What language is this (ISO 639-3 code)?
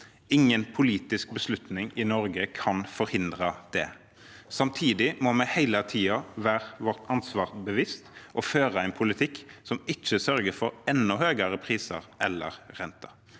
nor